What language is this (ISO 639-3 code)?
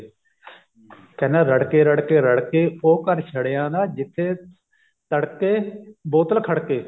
pan